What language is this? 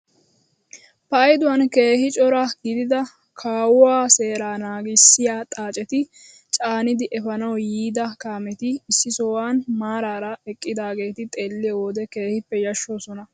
Wolaytta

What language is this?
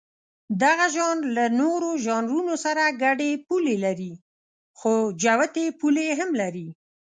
Pashto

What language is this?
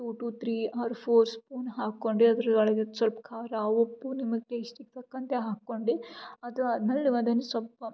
Kannada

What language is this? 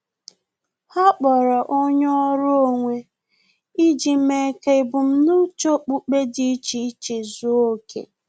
Igbo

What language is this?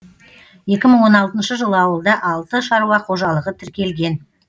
Kazakh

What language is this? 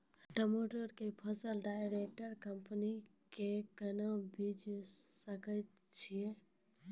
Maithili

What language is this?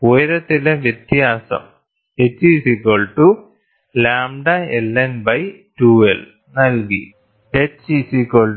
Malayalam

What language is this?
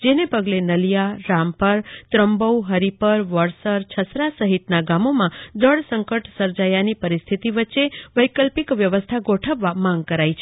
Gujarati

